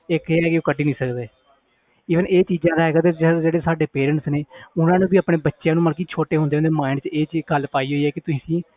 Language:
Punjabi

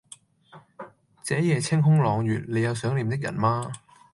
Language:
Cantonese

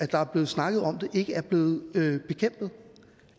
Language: Danish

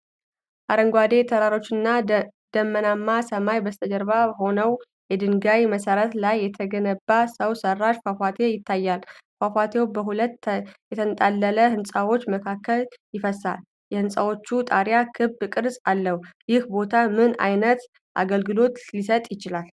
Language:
Amharic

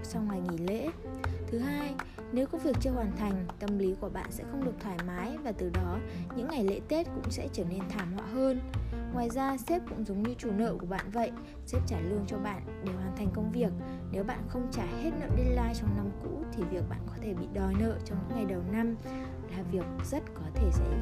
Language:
Vietnamese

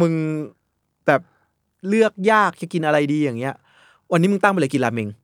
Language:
Thai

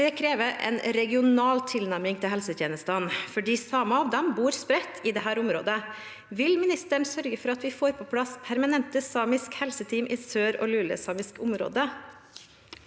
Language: Norwegian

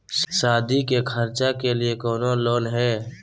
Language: Magahi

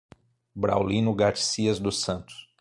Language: Portuguese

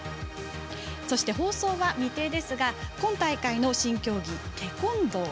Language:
Japanese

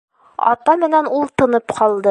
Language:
Bashkir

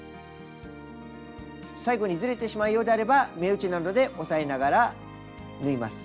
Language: Japanese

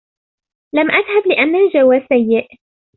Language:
Arabic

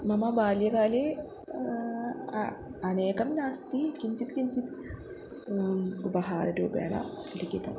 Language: Sanskrit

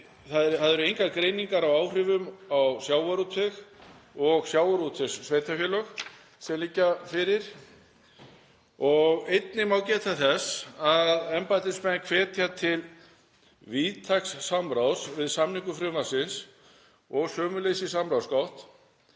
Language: Icelandic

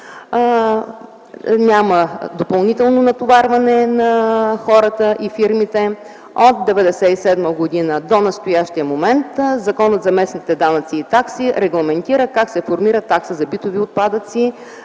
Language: Bulgarian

